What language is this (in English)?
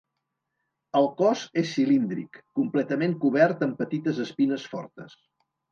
Catalan